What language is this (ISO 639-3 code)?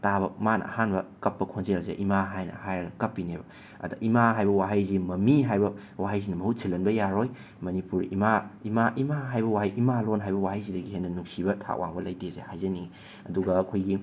mni